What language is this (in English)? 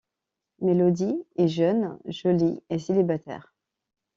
French